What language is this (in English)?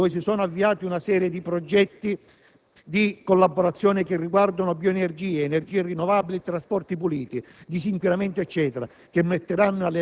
Italian